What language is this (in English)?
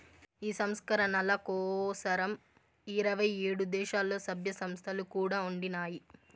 Telugu